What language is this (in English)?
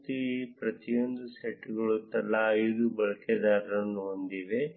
Kannada